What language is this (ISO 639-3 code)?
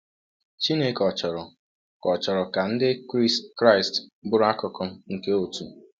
ibo